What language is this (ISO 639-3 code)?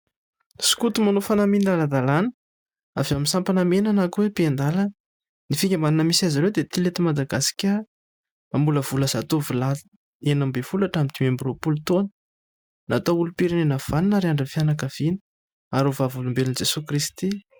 mlg